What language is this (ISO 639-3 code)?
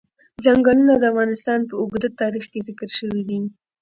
pus